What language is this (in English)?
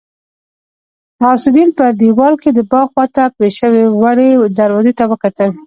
Pashto